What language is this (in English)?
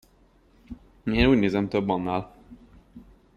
Hungarian